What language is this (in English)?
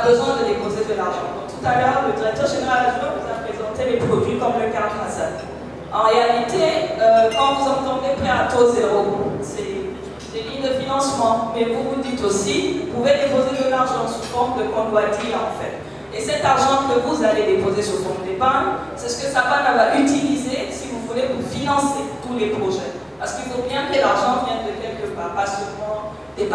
French